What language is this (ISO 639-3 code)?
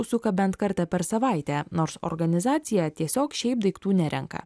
lit